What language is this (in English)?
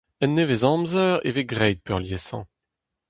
Breton